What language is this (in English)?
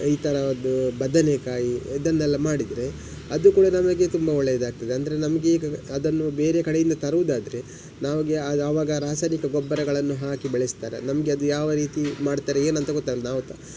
Kannada